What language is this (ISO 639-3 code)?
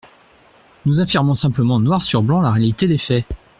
fra